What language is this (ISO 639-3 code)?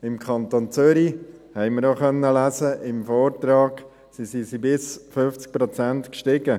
gsw